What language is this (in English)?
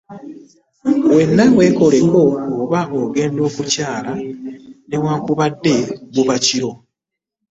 Ganda